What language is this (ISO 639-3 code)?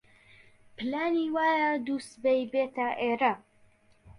ckb